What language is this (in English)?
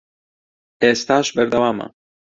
Central Kurdish